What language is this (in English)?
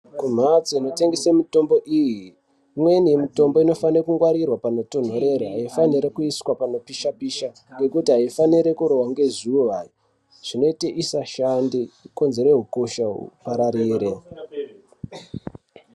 Ndau